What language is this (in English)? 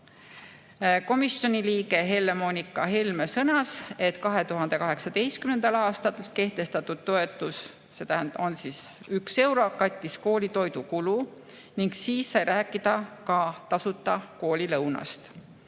Estonian